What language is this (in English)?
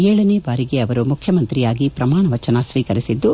Kannada